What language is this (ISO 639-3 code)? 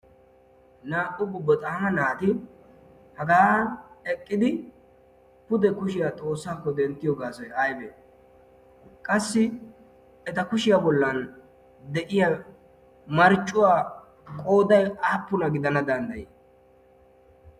wal